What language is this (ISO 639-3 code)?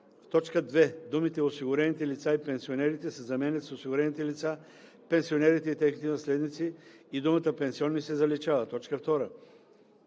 bul